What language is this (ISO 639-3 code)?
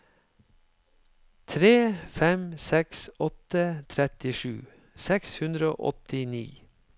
nor